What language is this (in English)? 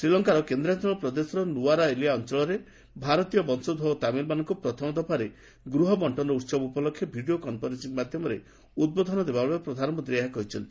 Odia